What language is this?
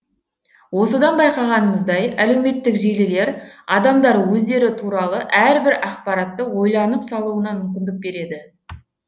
Kazakh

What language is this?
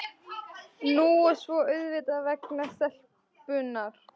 Icelandic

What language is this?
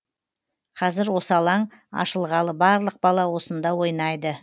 Kazakh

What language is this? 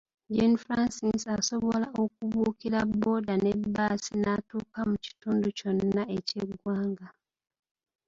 Ganda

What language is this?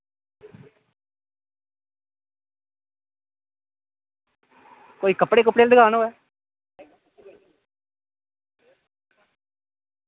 Dogri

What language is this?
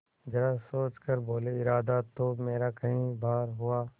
Hindi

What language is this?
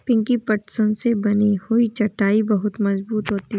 Hindi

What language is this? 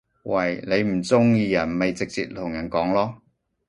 Cantonese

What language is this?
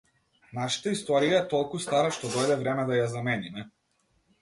Macedonian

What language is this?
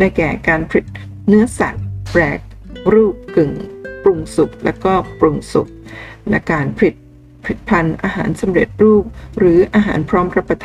Thai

